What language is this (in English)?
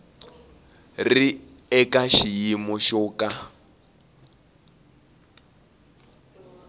Tsonga